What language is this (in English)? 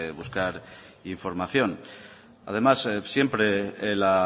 Spanish